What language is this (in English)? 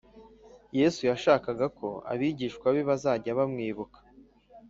Kinyarwanda